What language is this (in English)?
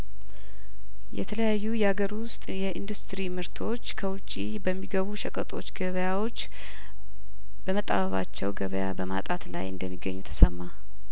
Amharic